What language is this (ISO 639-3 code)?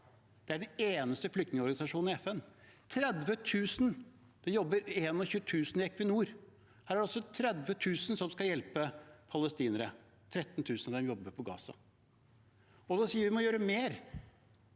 nor